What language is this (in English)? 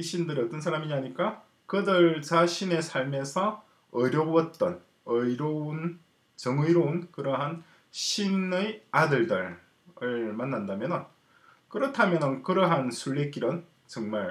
Korean